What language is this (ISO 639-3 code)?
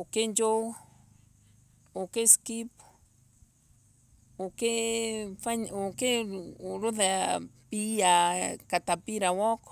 ebu